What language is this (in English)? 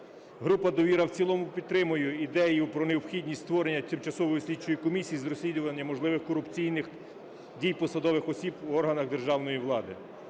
Ukrainian